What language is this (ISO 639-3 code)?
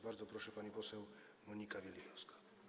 pol